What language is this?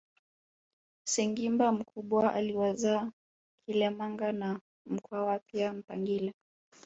Swahili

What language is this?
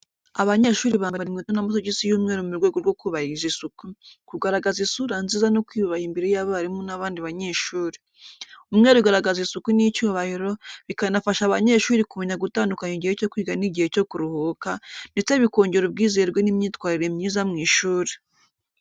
Kinyarwanda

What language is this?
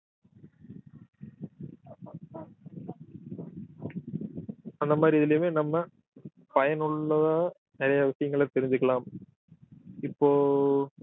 Tamil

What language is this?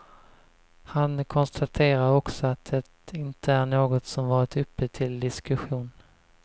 Swedish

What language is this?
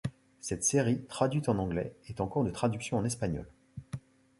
French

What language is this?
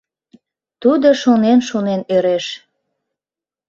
Mari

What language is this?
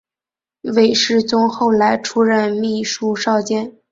Chinese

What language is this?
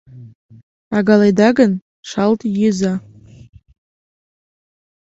Mari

